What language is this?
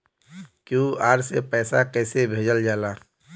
Bhojpuri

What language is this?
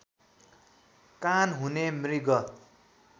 Nepali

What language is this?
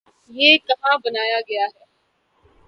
Urdu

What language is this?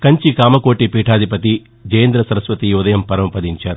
Telugu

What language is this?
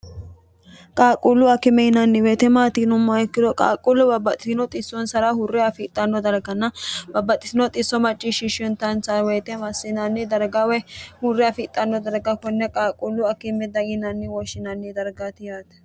Sidamo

